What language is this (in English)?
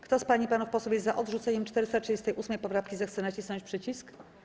Polish